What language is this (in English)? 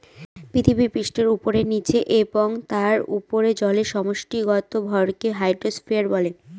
Bangla